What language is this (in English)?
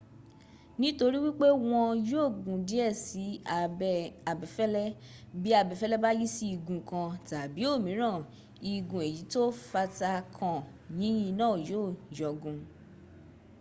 Yoruba